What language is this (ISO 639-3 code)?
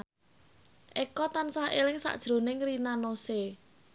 jav